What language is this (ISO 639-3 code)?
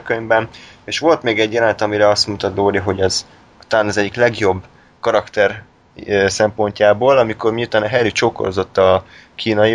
hun